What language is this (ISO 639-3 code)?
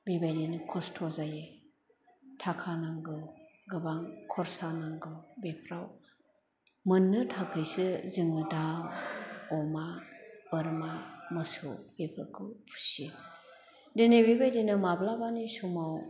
brx